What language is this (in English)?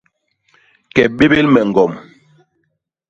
Basaa